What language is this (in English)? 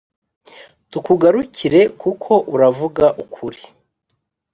Kinyarwanda